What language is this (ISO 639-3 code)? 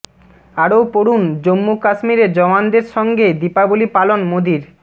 ben